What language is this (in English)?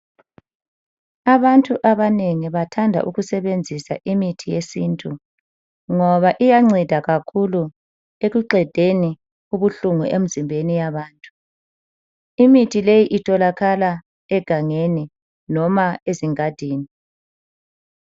North Ndebele